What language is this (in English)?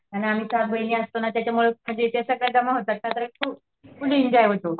Marathi